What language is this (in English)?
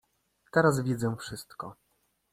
Polish